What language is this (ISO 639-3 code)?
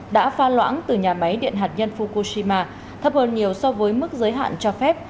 vie